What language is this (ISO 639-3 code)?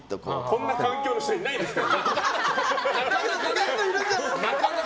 jpn